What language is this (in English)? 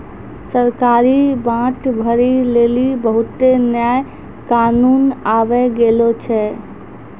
Maithili